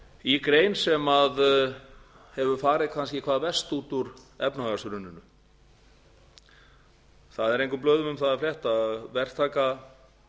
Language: Icelandic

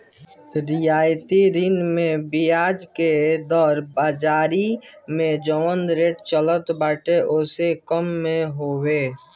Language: Bhojpuri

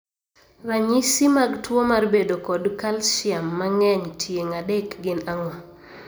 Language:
Luo (Kenya and Tanzania)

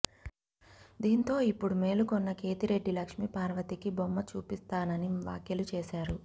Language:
Telugu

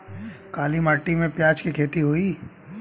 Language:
Bhojpuri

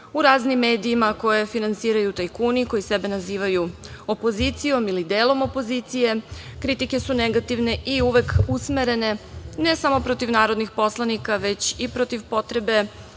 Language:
Serbian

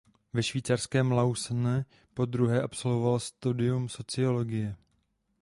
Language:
Czech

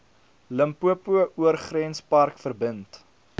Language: Afrikaans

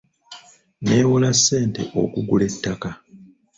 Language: Ganda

